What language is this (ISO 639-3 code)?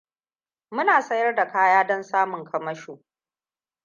hau